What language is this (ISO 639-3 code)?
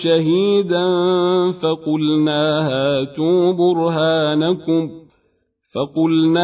ara